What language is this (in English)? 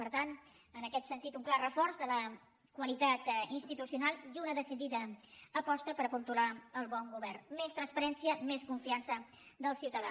Catalan